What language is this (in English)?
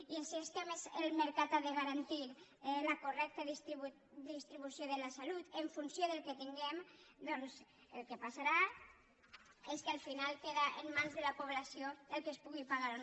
Catalan